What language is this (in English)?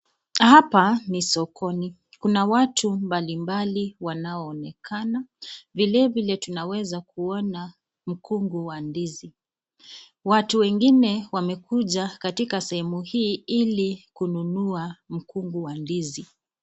Swahili